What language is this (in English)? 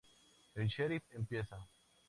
Spanish